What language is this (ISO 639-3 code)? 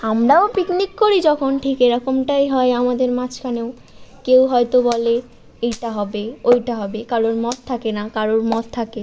ben